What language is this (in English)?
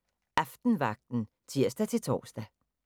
Danish